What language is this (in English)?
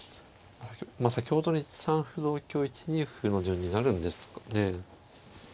Japanese